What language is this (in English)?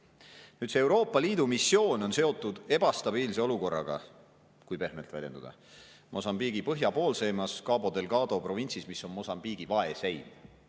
Estonian